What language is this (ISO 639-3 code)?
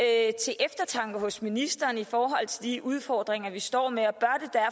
dan